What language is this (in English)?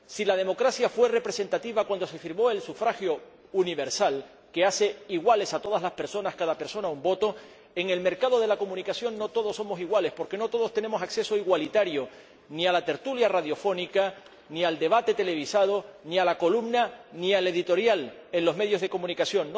Spanish